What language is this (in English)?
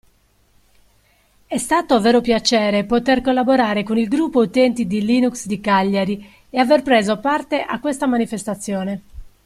Italian